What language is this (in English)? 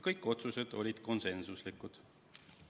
Estonian